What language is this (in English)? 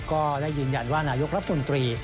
Thai